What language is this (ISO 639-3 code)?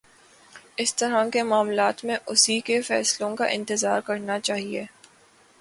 urd